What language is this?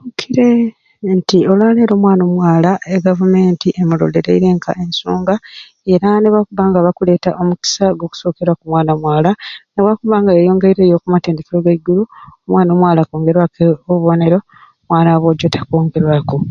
Ruuli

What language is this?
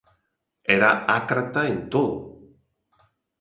Galician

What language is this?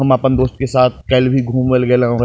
Maithili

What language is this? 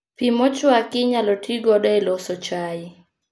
Luo (Kenya and Tanzania)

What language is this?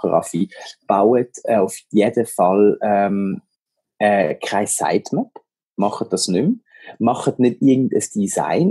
German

